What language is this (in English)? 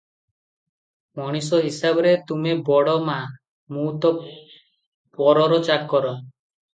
Odia